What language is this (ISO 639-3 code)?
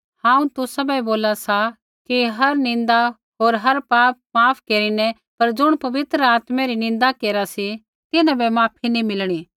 kfx